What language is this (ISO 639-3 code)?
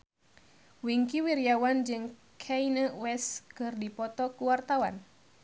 sun